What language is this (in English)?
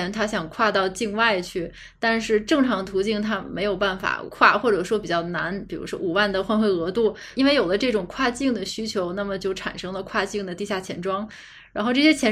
Chinese